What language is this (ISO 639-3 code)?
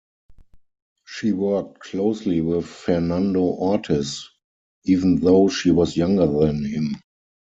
eng